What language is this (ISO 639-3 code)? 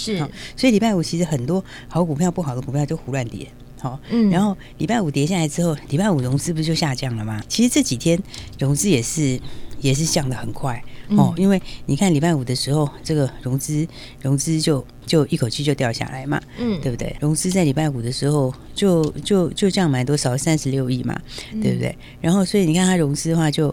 zho